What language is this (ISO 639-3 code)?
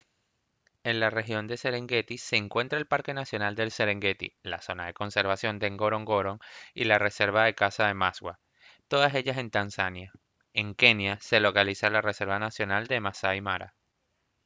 spa